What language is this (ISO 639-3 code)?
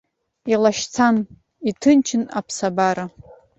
abk